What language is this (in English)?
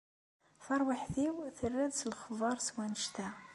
Kabyle